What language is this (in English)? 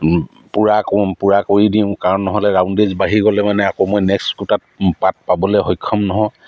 Assamese